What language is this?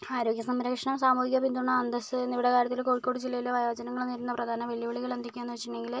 Malayalam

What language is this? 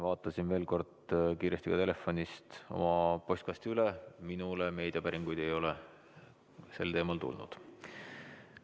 Estonian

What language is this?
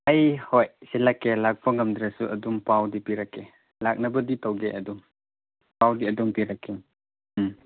Manipuri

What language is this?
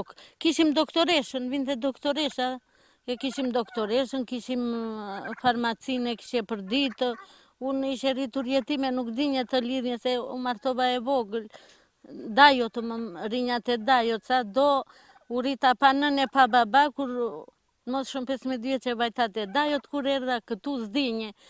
Romanian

